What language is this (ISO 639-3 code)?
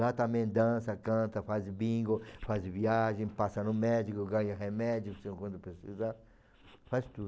por